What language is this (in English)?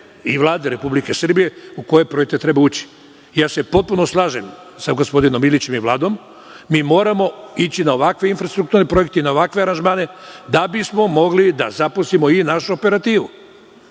Serbian